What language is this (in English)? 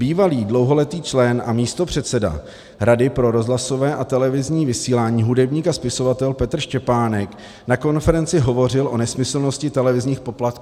Czech